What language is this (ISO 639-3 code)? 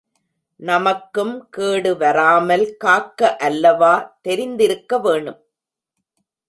tam